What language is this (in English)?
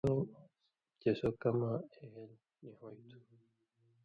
Indus Kohistani